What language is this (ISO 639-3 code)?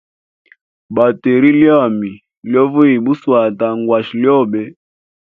hem